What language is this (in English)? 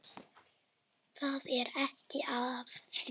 Icelandic